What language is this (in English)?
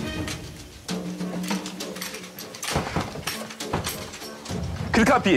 Turkish